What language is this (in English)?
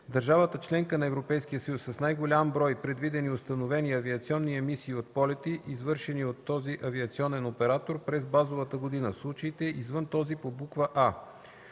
Bulgarian